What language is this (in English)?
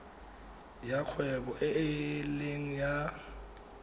Tswana